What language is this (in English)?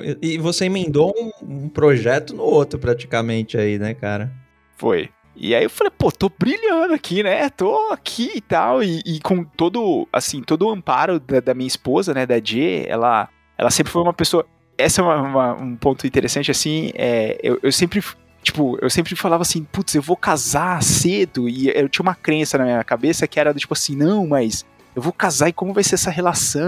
Portuguese